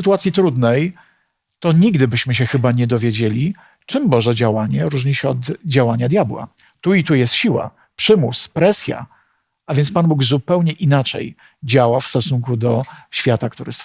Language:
Polish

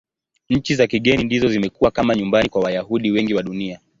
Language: Swahili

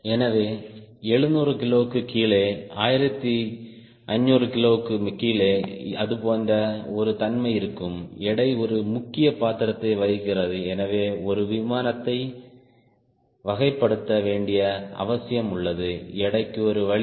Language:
Tamil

